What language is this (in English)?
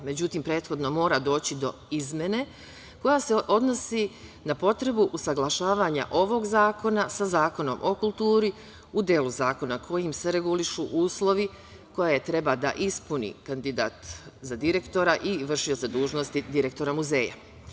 Serbian